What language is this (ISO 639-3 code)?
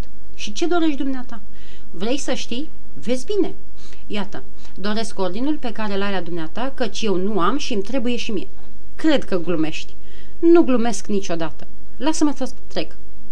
ron